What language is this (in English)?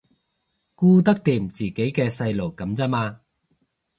Cantonese